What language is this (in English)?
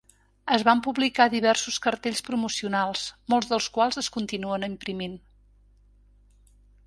Catalan